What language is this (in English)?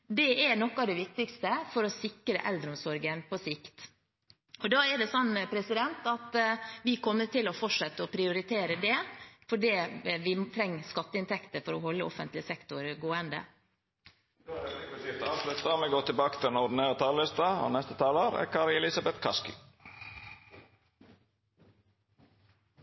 Norwegian